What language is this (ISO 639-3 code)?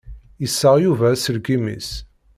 kab